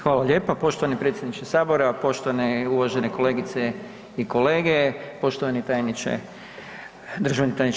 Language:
Croatian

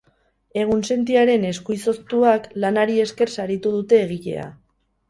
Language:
Basque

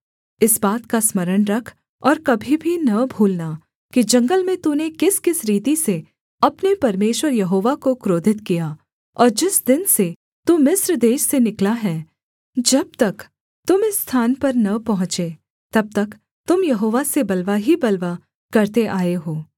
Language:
Hindi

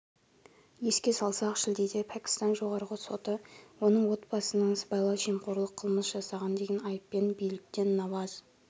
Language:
Kazakh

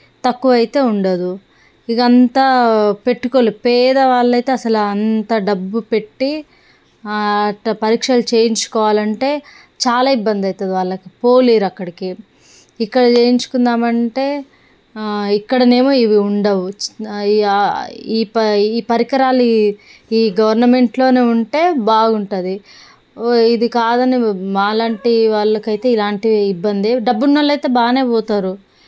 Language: Telugu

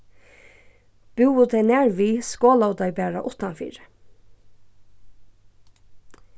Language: Faroese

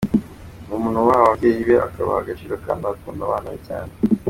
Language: Kinyarwanda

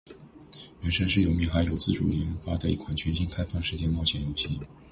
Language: Chinese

